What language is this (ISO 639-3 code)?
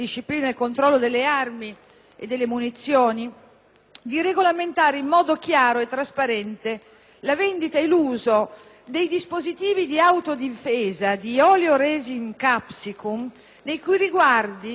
ita